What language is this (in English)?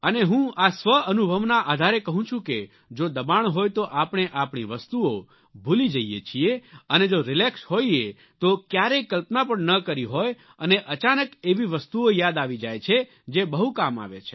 Gujarati